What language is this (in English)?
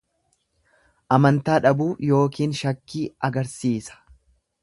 Oromo